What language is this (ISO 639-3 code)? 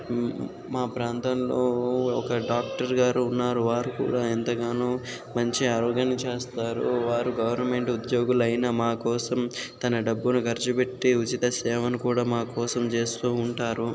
tel